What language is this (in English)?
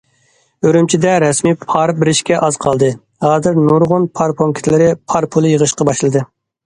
Uyghur